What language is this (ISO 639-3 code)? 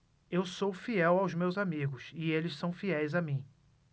por